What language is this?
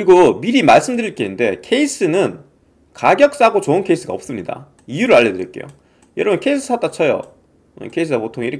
Korean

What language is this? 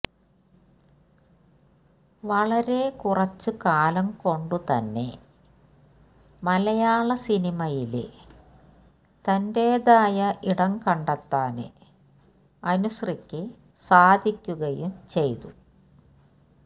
Malayalam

